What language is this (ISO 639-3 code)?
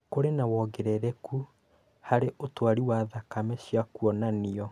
kik